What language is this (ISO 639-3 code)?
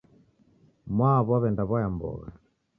dav